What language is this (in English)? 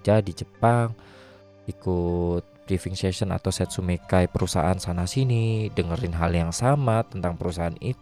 Indonesian